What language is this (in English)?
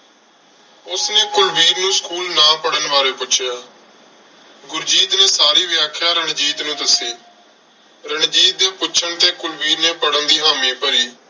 Punjabi